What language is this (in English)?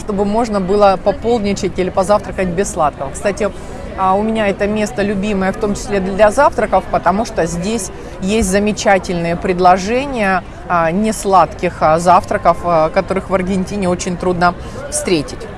Russian